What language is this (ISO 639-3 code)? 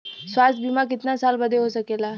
bho